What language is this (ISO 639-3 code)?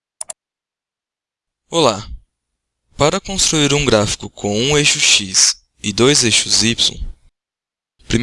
por